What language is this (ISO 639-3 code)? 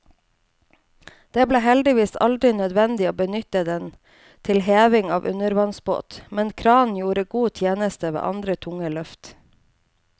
nor